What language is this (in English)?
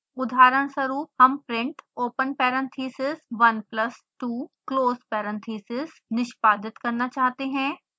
Hindi